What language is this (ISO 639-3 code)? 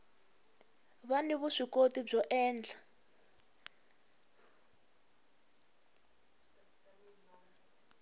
tso